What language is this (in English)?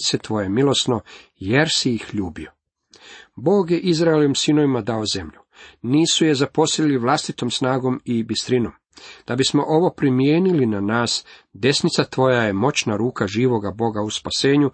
Croatian